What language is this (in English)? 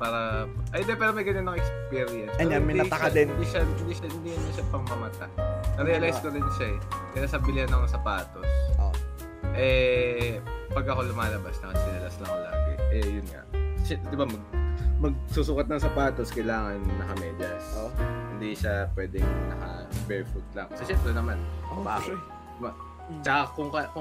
Filipino